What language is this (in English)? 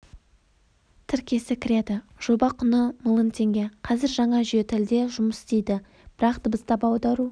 Kazakh